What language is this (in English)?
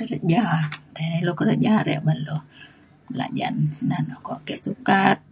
Mainstream Kenyah